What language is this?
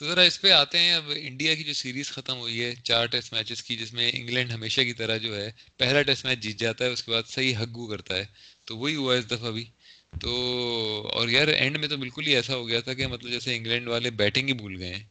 Urdu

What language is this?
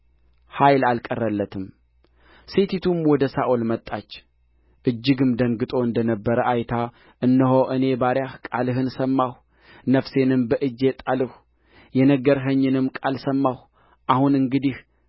Amharic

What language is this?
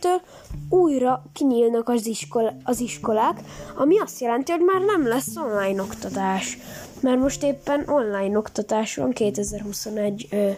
Hungarian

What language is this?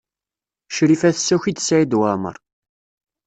Kabyle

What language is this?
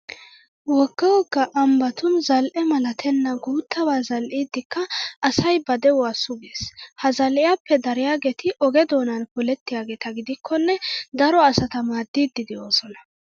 Wolaytta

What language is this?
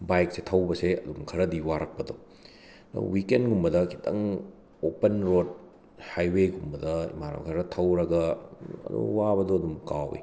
Manipuri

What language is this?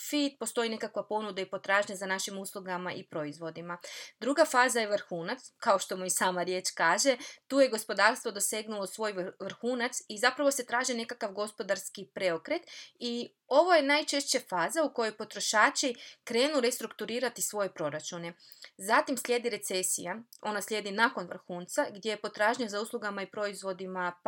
Croatian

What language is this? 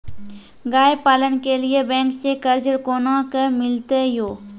Maithili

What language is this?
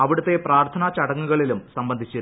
Malayalam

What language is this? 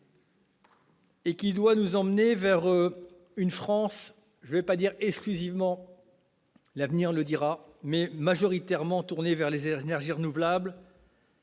French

